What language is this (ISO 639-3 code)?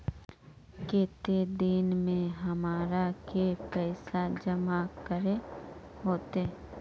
mag